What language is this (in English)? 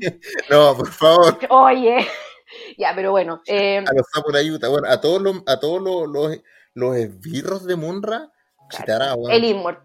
Spanish